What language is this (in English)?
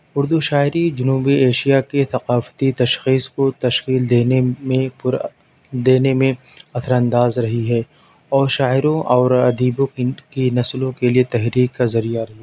Urdu